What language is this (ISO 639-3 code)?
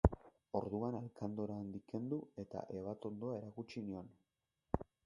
eus